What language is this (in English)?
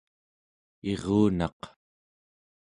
Central Yupik